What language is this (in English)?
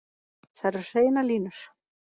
Icelandic